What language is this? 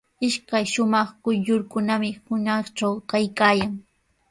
Sihuas Ancash Quechua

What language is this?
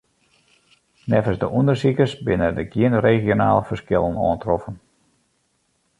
Western Frisian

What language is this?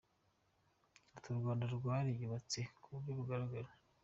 Kinyarwanda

